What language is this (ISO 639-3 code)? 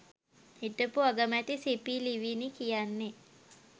sin